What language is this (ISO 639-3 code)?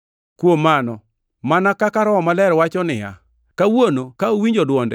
luo